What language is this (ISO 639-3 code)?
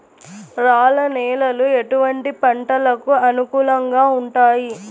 tel